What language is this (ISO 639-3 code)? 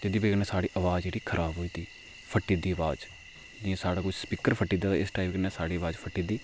doi